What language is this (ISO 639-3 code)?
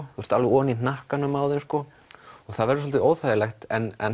isl